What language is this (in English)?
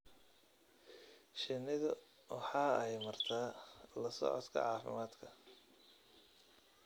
Somali